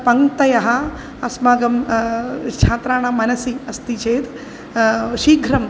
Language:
Sanskrit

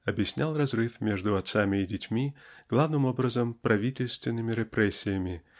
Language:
Russian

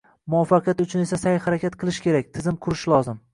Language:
Uzbek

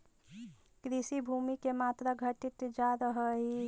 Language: Magahi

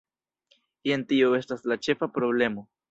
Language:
Esperanto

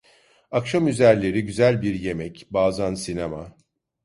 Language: Turkish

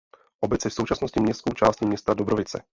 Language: Czech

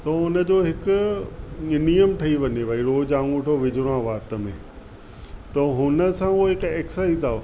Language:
Sindhi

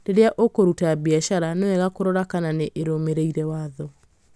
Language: Kikuyu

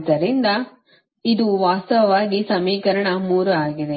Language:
Kannada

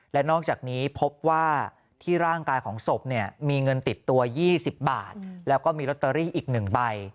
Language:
Thai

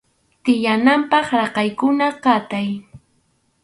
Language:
Arequipa-La Unión Quechua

